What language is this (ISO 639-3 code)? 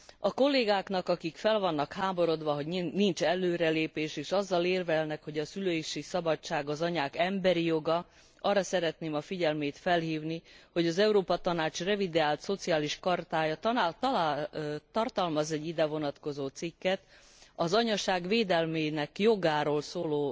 hun